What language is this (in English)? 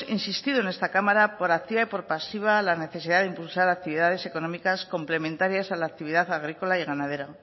Spanish